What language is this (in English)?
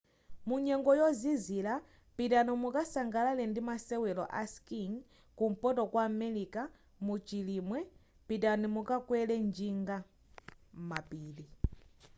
Nyanja